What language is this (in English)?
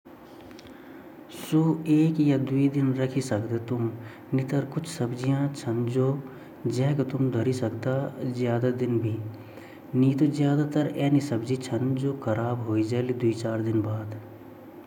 Garhwali